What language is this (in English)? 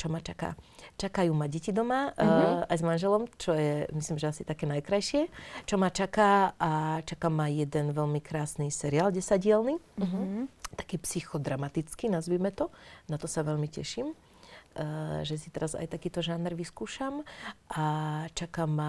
Slovak